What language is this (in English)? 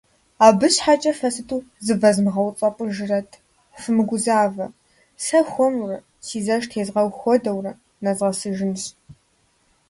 Kabardian